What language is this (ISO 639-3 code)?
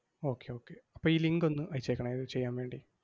mal